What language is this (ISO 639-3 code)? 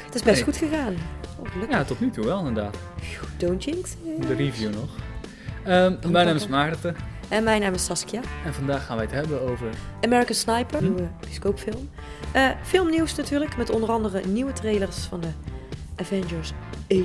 nld